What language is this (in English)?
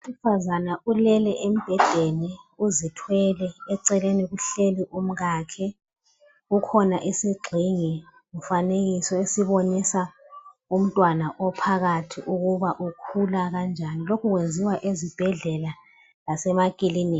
North Ndebele